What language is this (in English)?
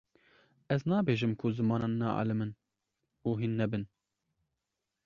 Kurdish